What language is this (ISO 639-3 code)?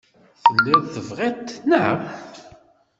kab